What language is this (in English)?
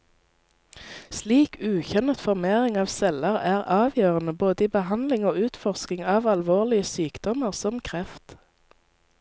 Norwegian